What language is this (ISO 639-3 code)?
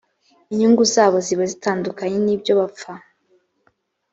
kin